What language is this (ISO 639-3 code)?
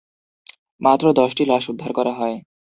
ben